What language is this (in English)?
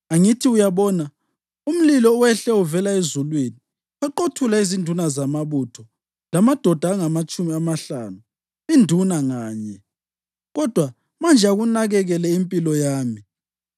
North Ndebele